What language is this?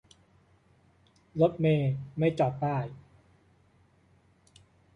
Thai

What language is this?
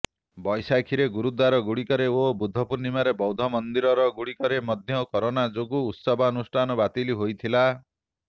Odia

